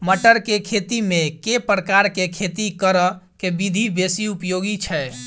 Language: Maithili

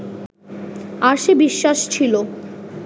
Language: Bangla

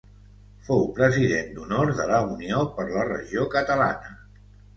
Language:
Catalan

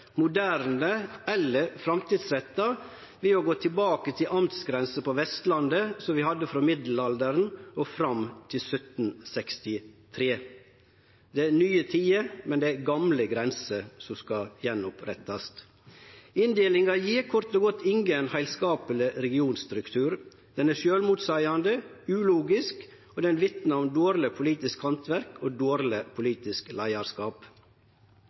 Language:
Norwegian Nynorsk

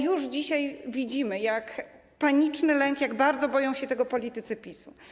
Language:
Polish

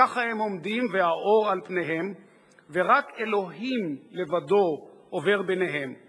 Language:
Hebrew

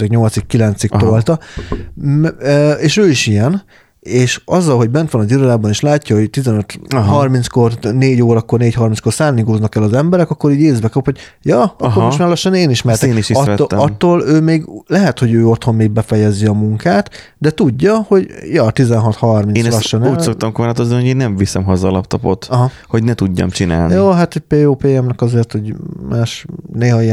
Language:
Hungarian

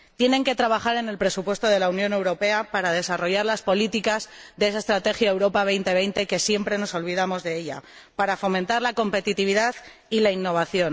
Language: Spanish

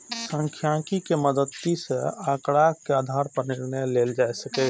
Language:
Maithili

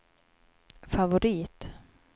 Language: Swedish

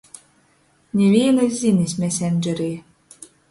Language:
Latgalian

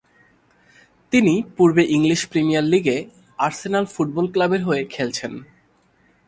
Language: Bangla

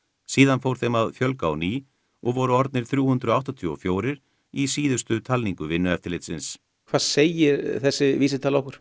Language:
Icelandic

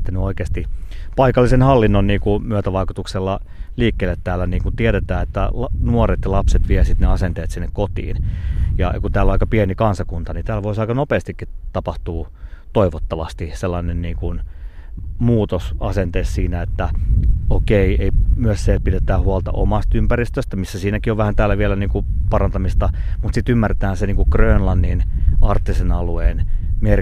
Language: Finnish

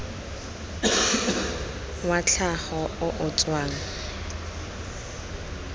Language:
Tswana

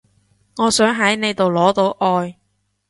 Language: Cantonese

